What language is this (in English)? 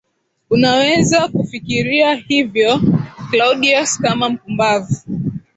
Swahili